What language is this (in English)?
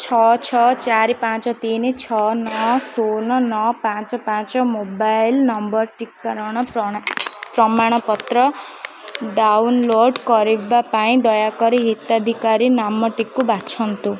Odia